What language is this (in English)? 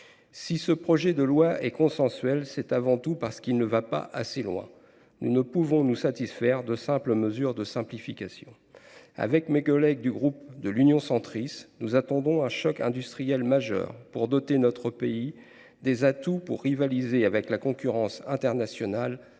French